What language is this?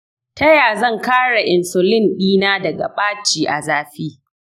Hausa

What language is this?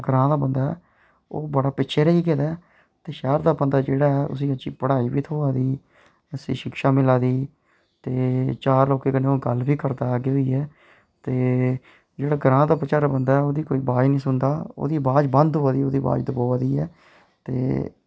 Dogri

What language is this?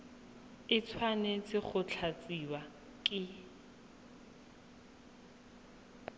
Tswana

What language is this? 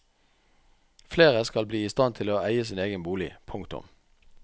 Norwegian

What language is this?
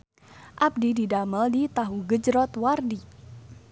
Sundanese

